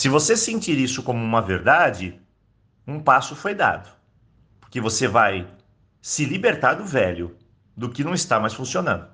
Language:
Portuguese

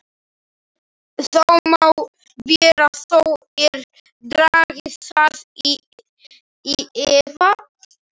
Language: Icelandic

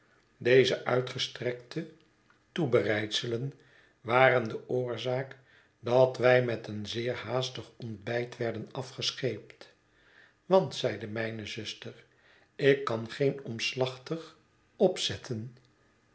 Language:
Dutch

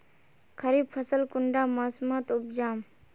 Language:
Magahi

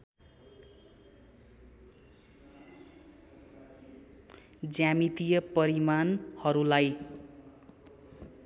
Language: Nepali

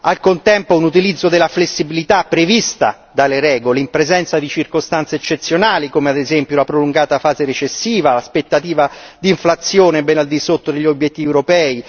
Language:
Italian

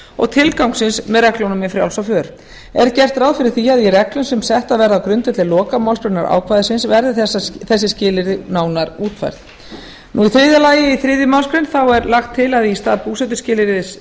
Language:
Icelandic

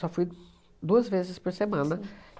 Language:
Portuguese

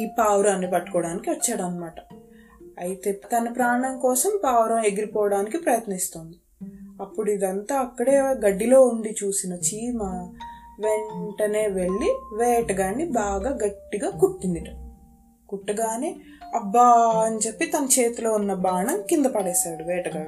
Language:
Telugu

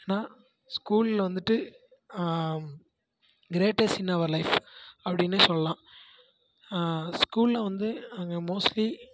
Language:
Tamil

